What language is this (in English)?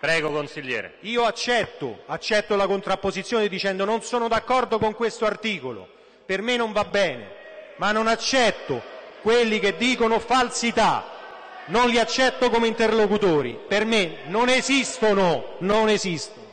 Italian